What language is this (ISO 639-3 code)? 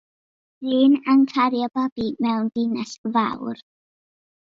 cym